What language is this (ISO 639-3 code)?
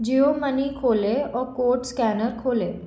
hin